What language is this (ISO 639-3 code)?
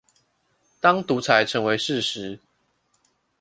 zho